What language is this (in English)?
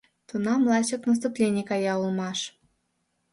Mari